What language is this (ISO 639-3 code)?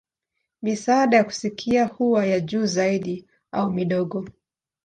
swa